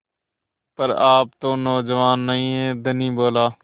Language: Hindi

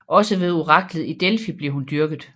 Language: Danish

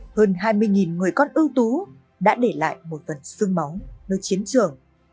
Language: Vietnamese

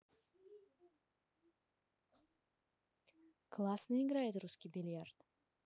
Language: Russian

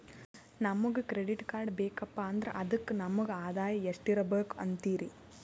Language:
Kannada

